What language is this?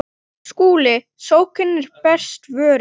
Icelandic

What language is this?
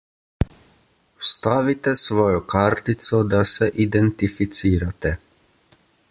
Slovenian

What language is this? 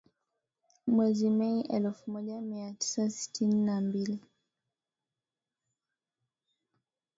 Swahili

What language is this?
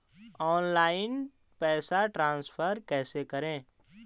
Magahi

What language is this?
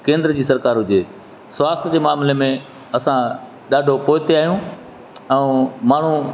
Sindhi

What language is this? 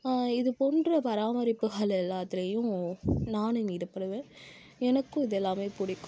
Tamil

